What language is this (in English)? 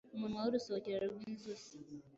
Kinyarwanda